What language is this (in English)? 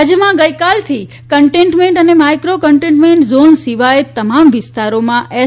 Gujarati